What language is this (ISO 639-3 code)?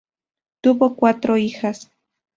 spa